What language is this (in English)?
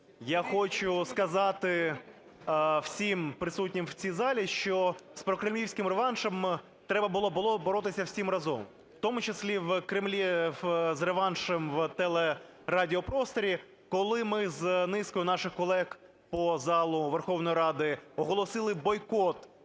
Ukrainian